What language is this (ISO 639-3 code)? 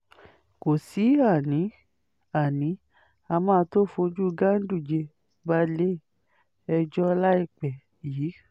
yor